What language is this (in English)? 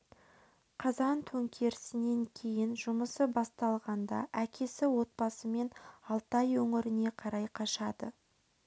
Kazakh